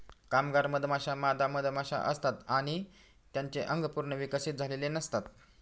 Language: Marathi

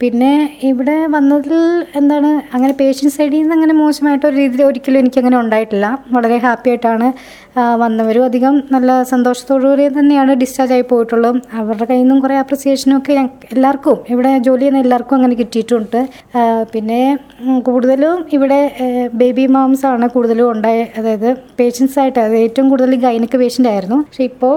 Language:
Malayalam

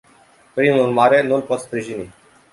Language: Romanian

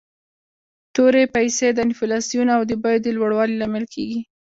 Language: Pashto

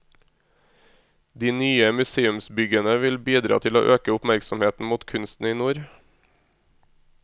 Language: Norwegian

